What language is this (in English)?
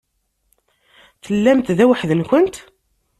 Kabyle